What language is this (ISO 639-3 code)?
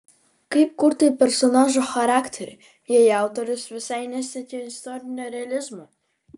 lit